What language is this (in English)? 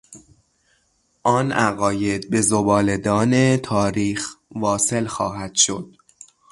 Persian